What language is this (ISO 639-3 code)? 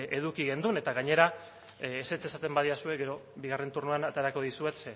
eus